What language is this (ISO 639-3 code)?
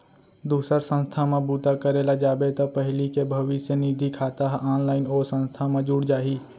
hne